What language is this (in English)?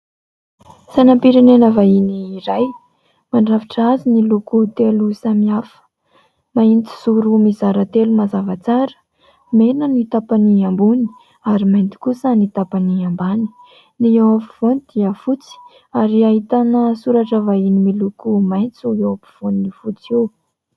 Malagasy